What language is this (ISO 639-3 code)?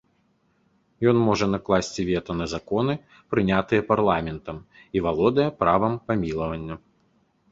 bel